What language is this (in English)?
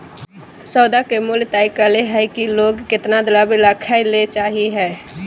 Magahi